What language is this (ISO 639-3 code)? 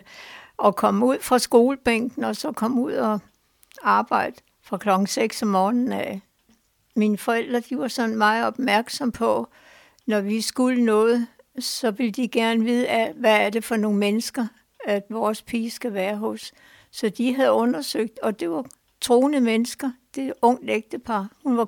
dan